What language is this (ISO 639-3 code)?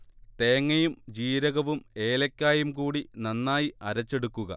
mal